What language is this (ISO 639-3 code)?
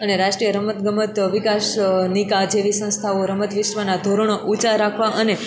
guj